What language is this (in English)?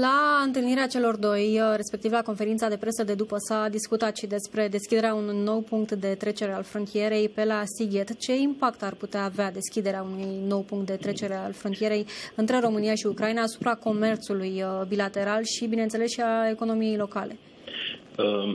Romanian